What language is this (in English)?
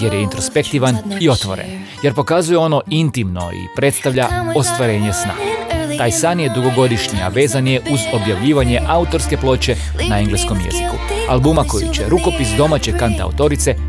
Croatian